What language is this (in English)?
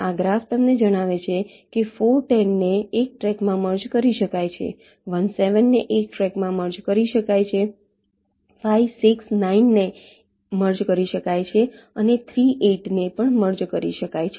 Gujarati